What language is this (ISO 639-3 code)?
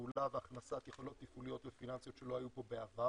heb